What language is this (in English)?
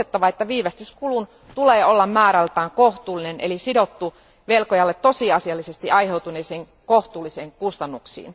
Finnish